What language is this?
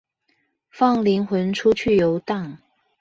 Chinese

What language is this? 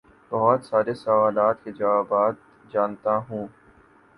Urdu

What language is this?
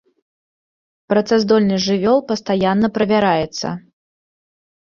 Belarusian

